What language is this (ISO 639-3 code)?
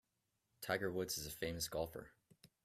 eng